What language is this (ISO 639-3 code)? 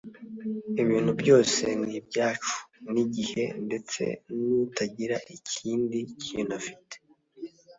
kin